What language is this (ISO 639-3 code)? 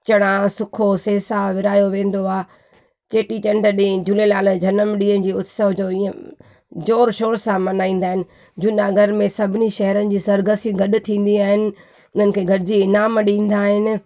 snd